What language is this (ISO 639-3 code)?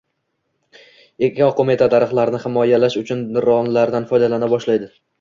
uzb